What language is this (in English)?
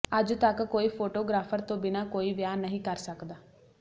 Punjabi